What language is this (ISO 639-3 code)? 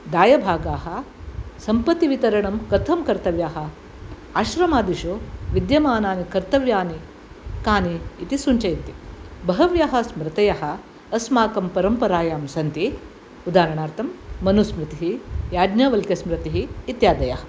san